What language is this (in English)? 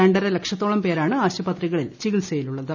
Malayalam